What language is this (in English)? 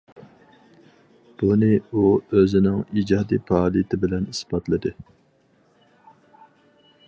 Uyghur